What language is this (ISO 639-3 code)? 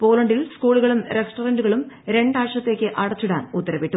mal